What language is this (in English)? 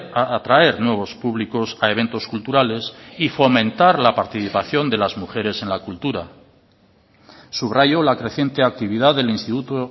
Spanish